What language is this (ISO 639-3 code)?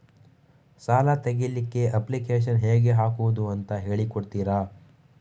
kan